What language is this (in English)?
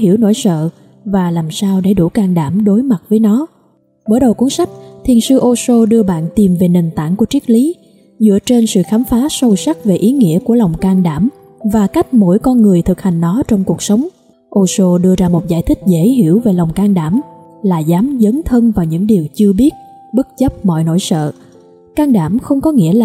Vietnamese